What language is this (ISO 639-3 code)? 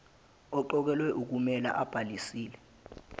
zul